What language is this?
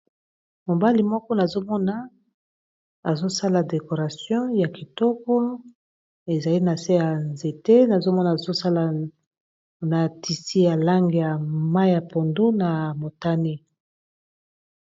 Lingala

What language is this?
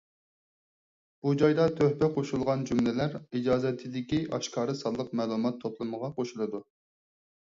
Uyghur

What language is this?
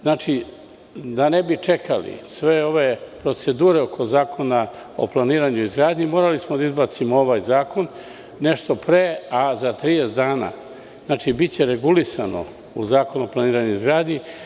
Serbian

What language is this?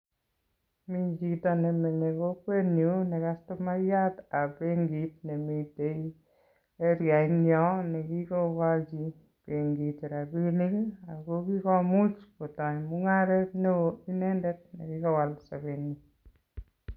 Kalenjin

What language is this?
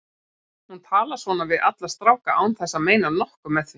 Icelandic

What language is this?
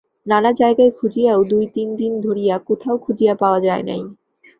Bangla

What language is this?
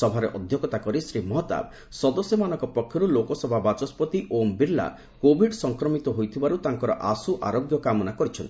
Odia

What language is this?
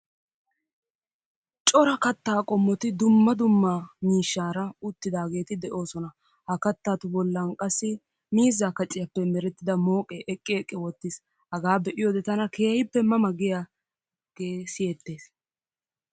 Wolaytta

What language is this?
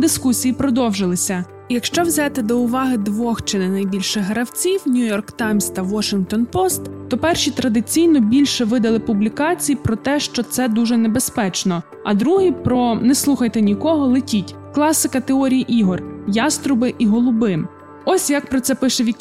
Ukrainian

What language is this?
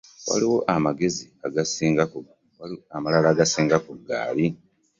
Ganda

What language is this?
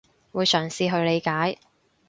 Cantonese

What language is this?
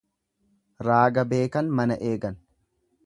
Oromo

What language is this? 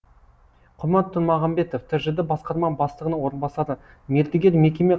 Kazakh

